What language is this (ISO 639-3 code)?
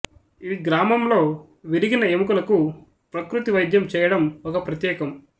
tel